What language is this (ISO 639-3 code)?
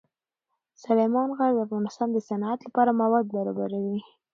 pus